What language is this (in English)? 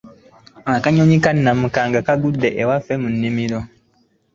Ganda